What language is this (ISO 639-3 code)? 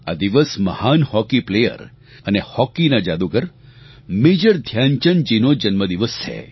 guj